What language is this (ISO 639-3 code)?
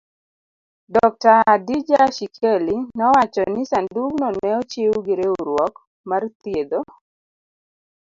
luo